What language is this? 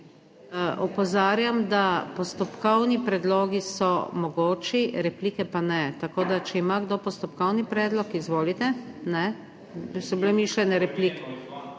Slovenian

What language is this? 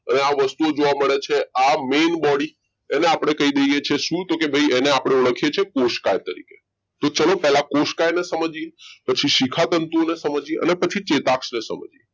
Gujarati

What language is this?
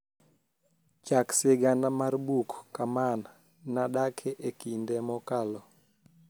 Luo (Kenya and Tanzania)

